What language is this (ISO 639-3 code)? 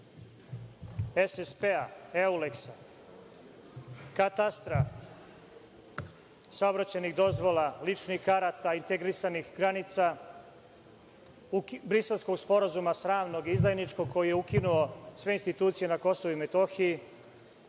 srp